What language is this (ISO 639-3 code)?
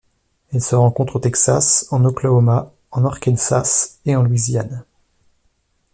fra